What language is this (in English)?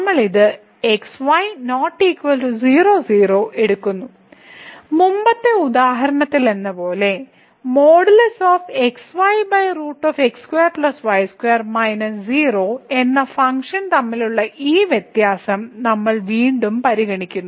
Malayalam